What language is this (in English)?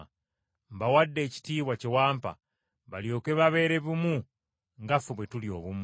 Ganda